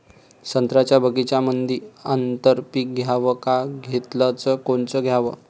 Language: Marathi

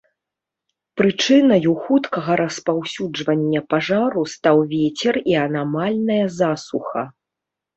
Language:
Belarusian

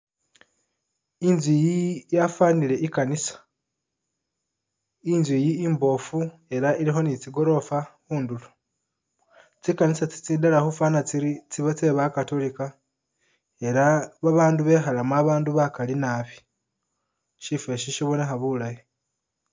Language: Masaaba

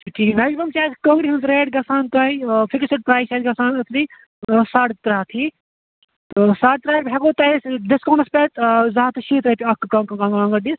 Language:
Kashmiri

